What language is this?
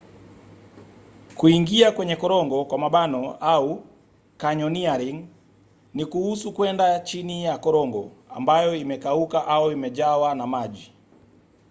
Swahili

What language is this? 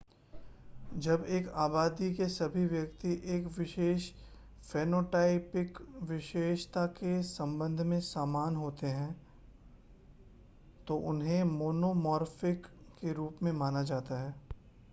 Hindi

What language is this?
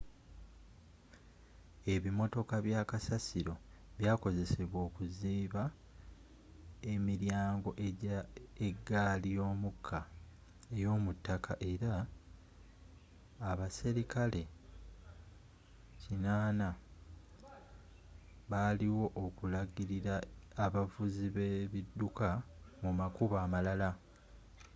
Ganda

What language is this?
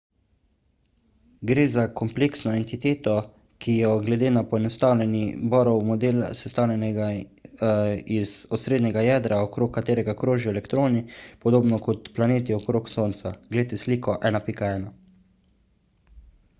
Slovenian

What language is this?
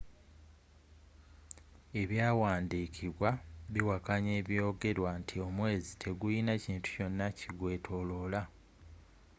Ganda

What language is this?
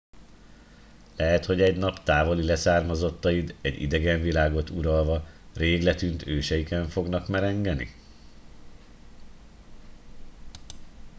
Hungarian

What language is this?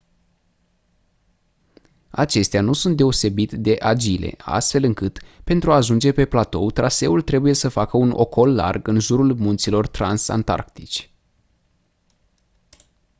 Romanian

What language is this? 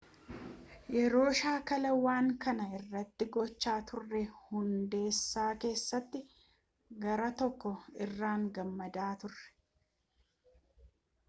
Oromo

